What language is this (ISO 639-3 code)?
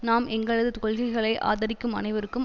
tam